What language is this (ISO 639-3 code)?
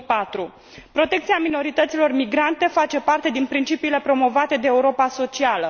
ron